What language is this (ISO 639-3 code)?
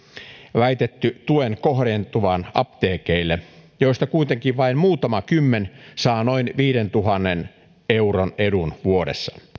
fin